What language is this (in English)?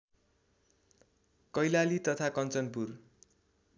Nepali